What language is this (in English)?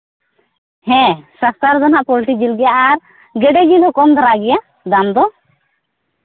Santali